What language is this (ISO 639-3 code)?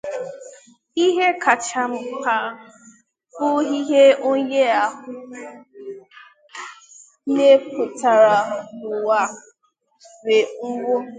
ibo